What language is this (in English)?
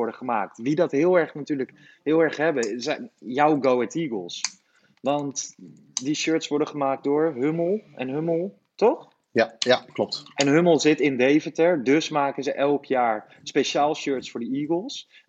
Dutch